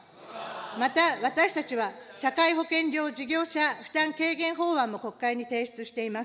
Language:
Japanese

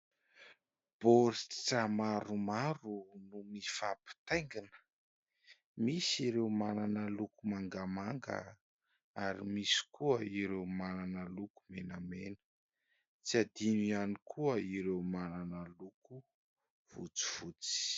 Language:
Malagasy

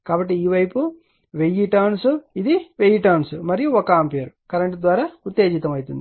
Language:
Telugu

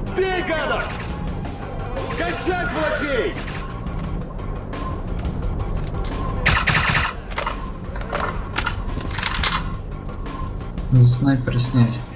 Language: Russian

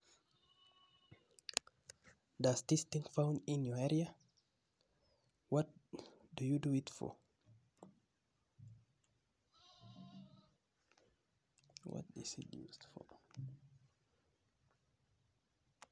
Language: Kalenjin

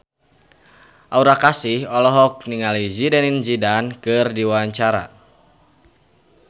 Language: Sundanese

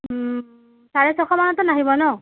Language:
Assamese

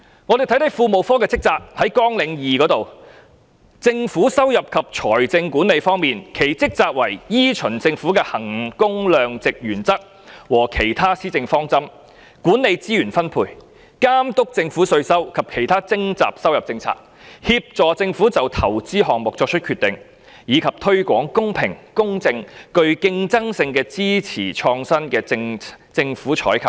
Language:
Cantonese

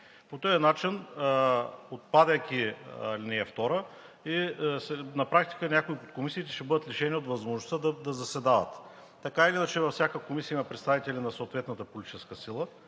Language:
Bulgarian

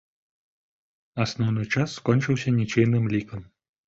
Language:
Belarusian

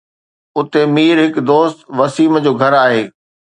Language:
Sindhi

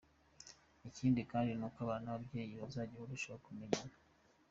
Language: Kinyarwanda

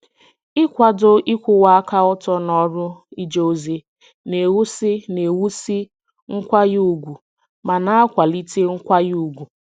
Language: Igbo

